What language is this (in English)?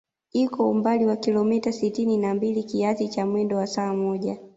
Swahili